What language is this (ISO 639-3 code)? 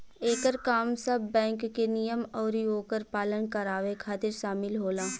bho